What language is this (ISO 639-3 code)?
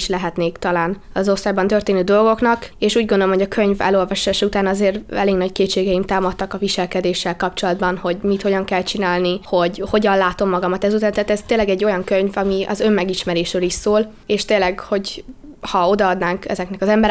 hun